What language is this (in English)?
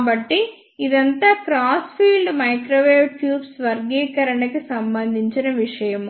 Telugu